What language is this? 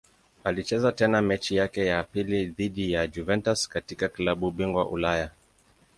Swahili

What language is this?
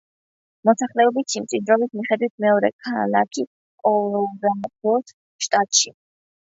Georgian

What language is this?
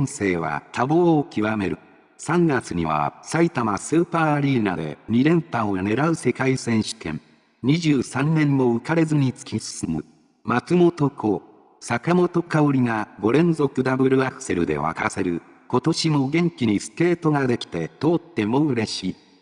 Japanese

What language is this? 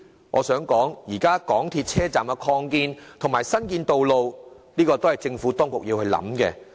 Cantonese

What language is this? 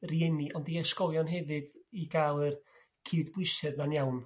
Welsh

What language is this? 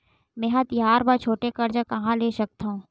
Chhattisgarhi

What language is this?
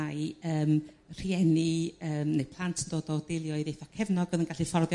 Welsh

